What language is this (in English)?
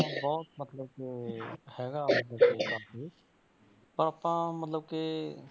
Punjabi